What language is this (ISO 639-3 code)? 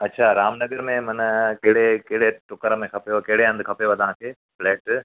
snd